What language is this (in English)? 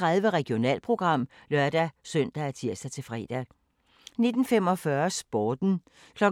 Danish